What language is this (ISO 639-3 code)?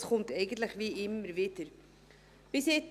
gsw